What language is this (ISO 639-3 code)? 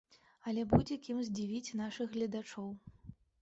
bel